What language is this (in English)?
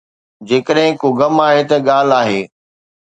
Sindhi